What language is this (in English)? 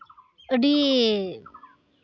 Santali